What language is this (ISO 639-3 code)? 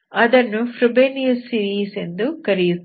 kan